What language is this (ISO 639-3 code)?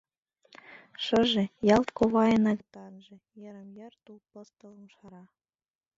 chm